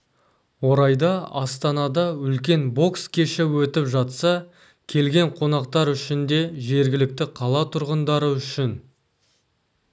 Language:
Kazakh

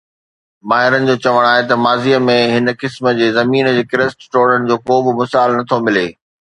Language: Sindhi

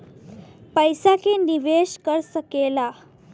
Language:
Bhojpuri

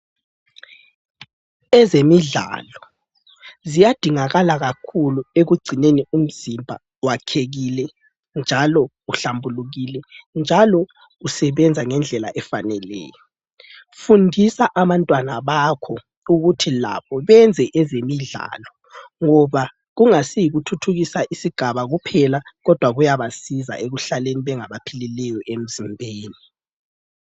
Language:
North Ndebele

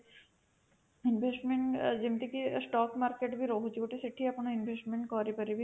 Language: Odia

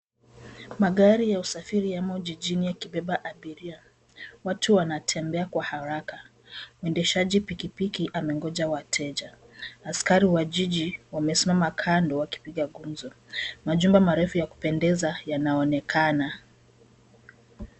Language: Swahili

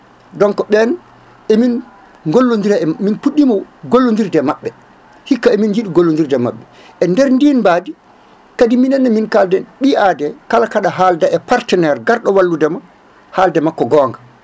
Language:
Fula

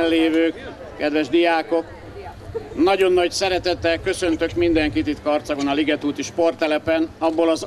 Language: Hungarian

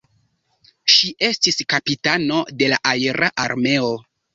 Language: Esperanto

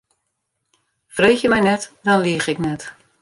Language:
Western Frisian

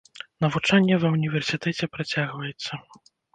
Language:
Belarusian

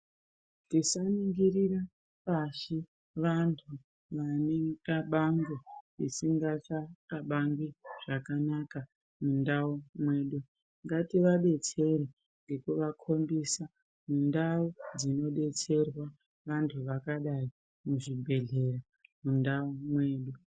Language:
Ndau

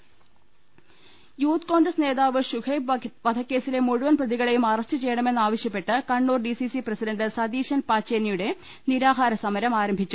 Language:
Malayalam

